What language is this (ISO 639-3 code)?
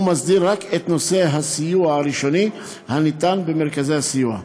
heb